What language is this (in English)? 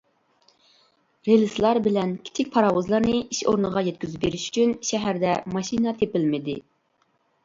Uyghur